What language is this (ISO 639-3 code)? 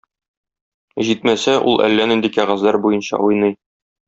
tat